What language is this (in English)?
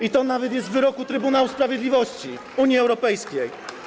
Polish